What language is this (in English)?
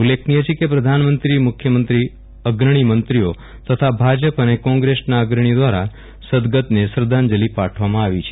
Gujarati